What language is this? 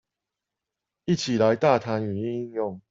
Chinese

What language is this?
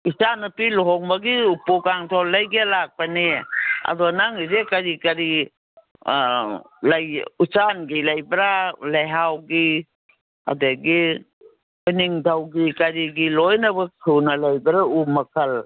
Manipuri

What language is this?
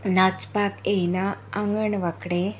Konkani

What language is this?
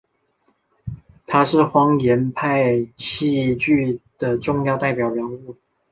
Chinese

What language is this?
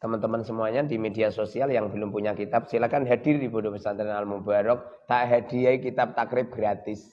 Indonesian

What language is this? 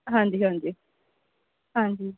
Punjabi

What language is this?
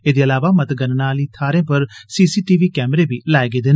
Dogri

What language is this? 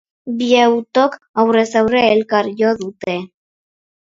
Basque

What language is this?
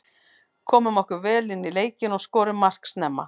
Icelandic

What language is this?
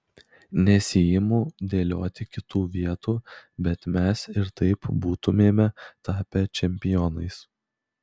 Lithuanian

